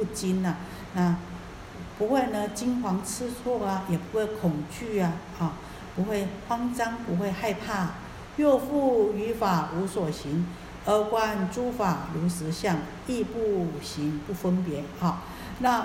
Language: Chinese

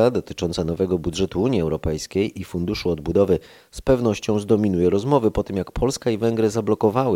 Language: Polish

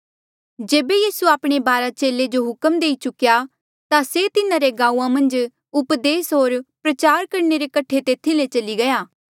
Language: Mandeali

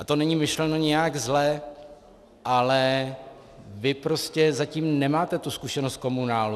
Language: Czech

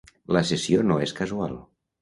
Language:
Catalan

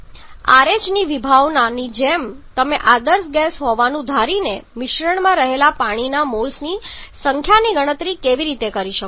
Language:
Gujarati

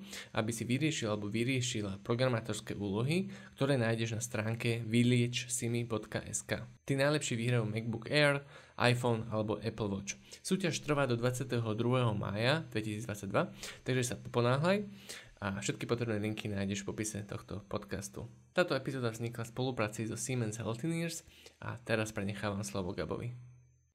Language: Slovak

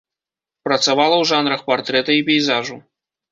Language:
Belarusian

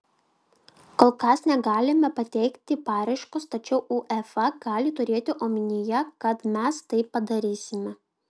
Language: Lithuanian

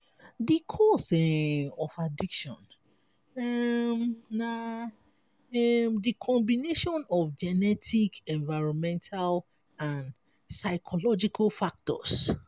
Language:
Nigerian Pidgin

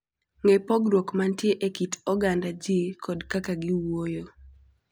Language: Luo (Kenya and Tanzania)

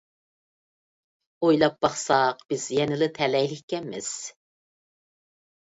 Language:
Uyghur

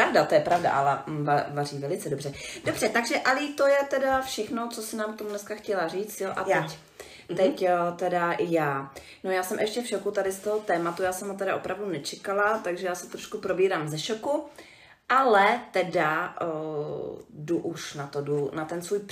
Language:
Czech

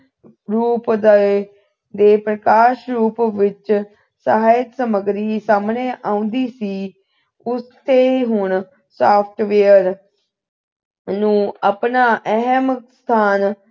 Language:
Punjabi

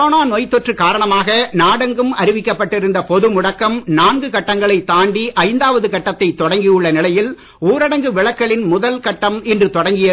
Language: Tamil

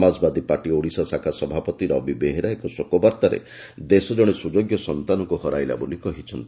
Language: Odia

